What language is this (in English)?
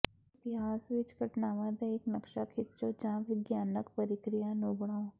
Punjabi